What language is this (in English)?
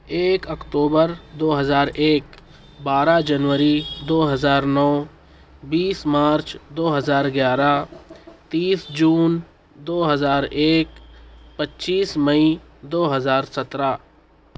Urdu